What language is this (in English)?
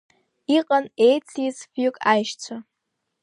Abkhazian